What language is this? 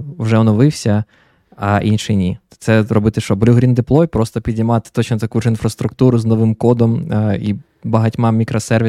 Ukrainian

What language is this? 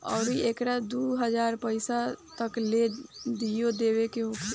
Bhojpuri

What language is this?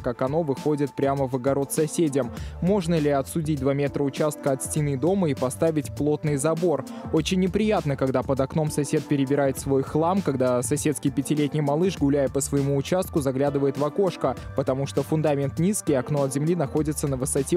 Russian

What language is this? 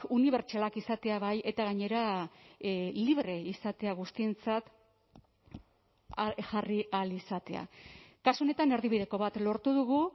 Basque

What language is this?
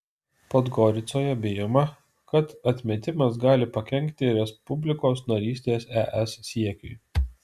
Lithuanian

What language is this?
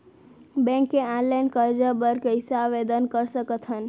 Chhattisgarhi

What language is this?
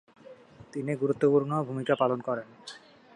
Bangla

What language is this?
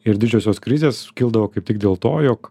Lithuanian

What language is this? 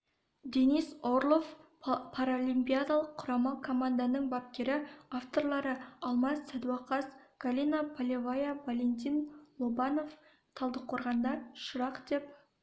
Kazakh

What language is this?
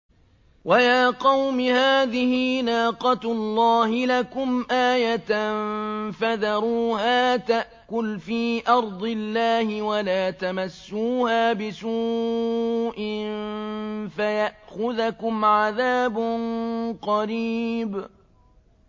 Arabic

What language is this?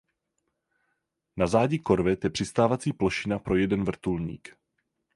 Czech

